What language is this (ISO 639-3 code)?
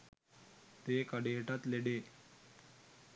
sin